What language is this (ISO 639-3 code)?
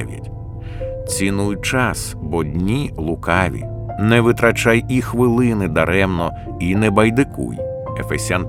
ukr